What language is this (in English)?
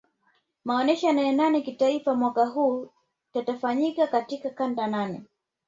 Swahili